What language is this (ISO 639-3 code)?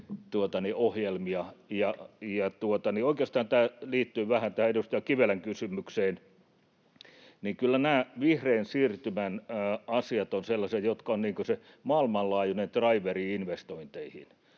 fin